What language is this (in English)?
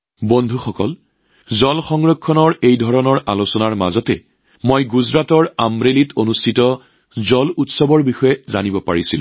Assamese